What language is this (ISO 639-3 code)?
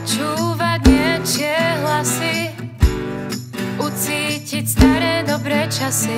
spa